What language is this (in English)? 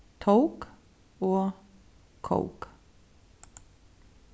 Faroese